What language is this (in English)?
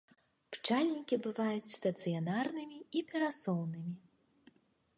Belarusian